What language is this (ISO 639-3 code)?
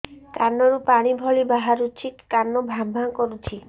ori